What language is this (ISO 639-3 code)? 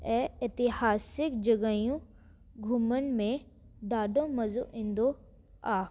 snd